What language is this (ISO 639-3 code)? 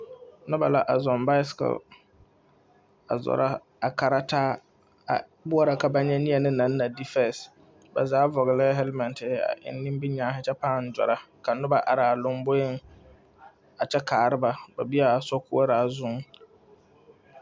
dga